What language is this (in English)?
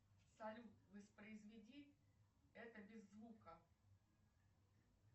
Russian